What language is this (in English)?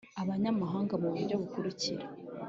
Kinyarwanda